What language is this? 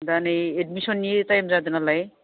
Bodo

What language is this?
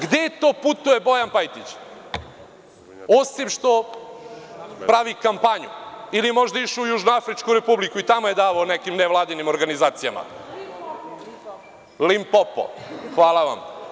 Serbian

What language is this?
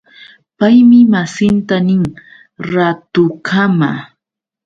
Yauyos Quechua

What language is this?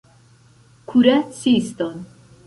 Esperanto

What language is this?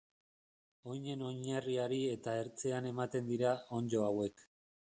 Basque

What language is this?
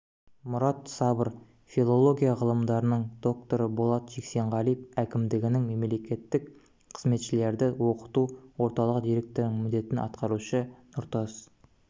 Kazakh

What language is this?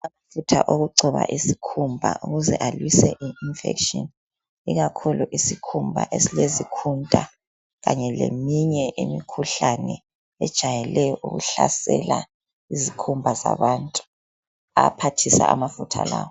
North Ndebele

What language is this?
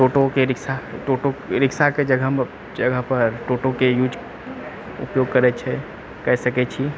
Maithili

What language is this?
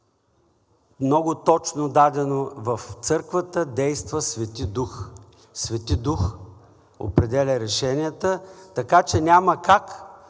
Bulgarian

